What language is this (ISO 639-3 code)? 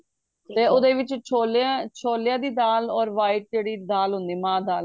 pan